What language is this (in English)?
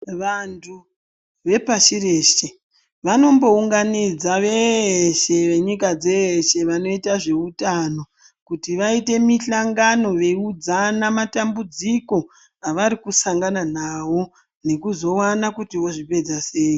Ndau